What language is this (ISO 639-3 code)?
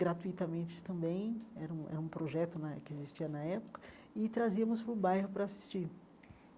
por